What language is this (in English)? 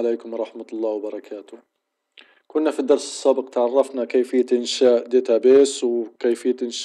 Arabic